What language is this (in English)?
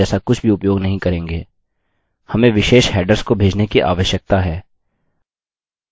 Hindi